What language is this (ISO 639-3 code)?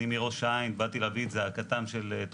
heb